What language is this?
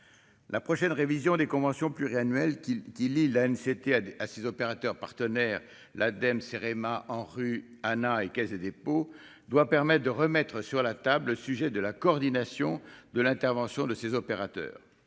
French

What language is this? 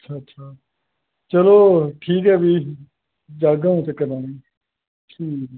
Dogri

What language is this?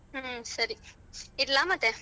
Kannada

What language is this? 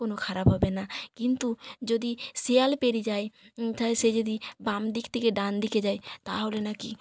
Bangla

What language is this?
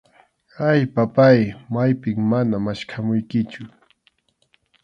Arequipa-La Unión Quechua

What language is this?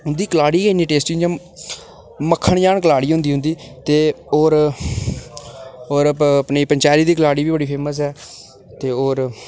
Dogri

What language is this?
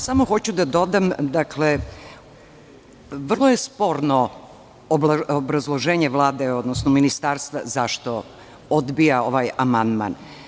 Serbian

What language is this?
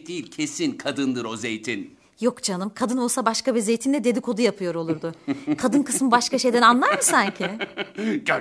Turkish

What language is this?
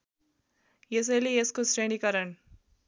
Nepali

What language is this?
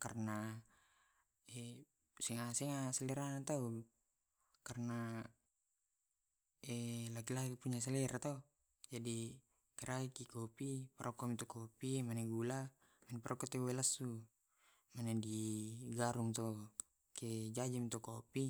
Tae'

